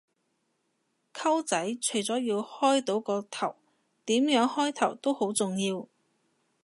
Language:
Cantonese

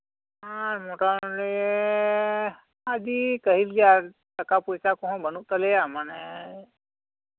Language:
Santali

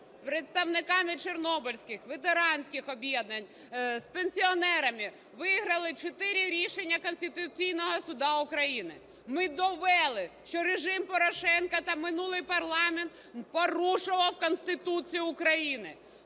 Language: Ukrainian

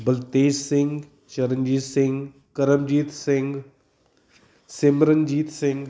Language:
Punjabi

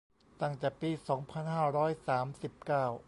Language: Thai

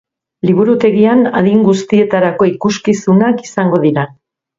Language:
Basque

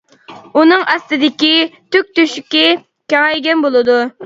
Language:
Uyghur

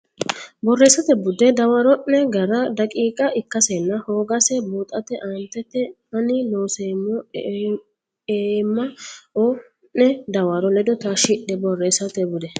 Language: Sidamo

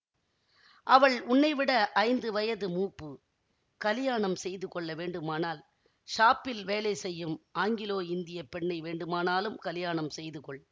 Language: Tamil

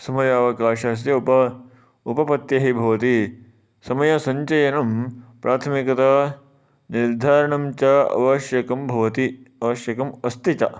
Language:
Sanskrit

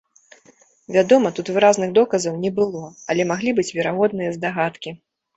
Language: Belarusian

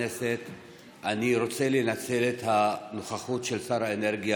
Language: Hebrew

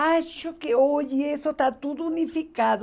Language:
Portuguese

